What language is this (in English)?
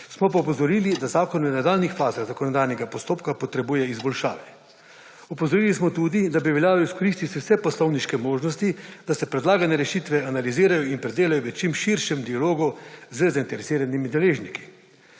Slovenian